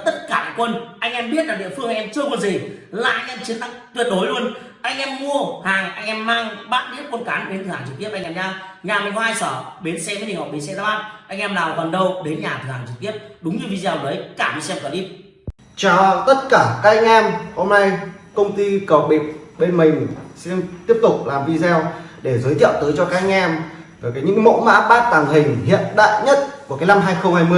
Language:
Vietnamese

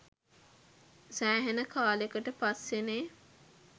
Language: Sinhala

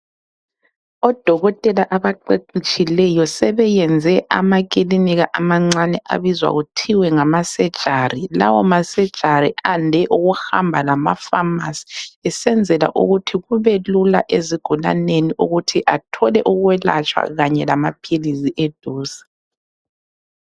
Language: North Ndebele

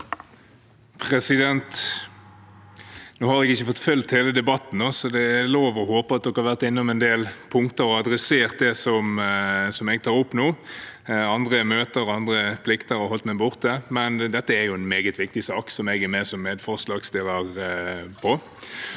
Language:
Norwegian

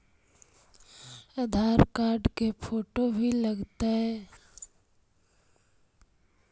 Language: Magahi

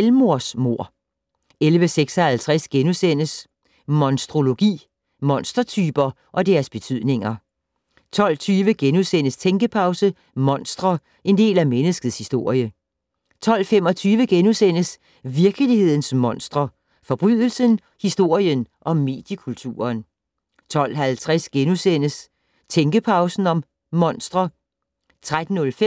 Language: Danish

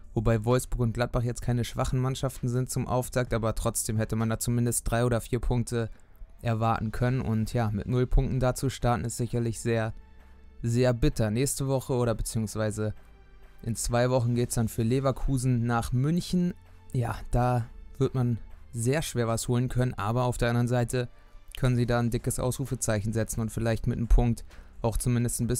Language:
German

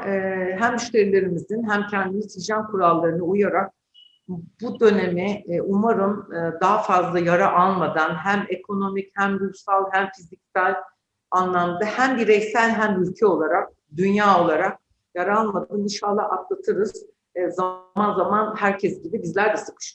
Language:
Turkish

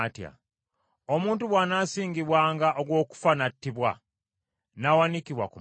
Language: Ganda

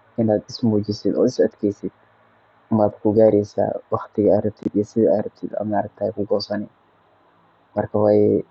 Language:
Somali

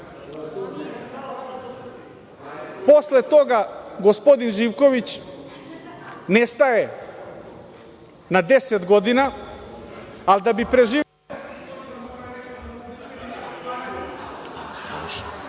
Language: Serbian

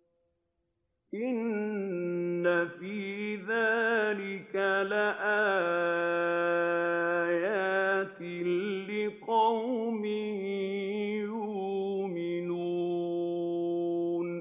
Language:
Arabic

